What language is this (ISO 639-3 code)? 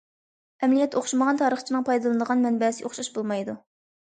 uig